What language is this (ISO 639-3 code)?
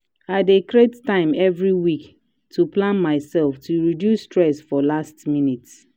pcm